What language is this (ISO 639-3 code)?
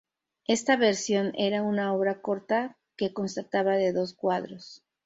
spa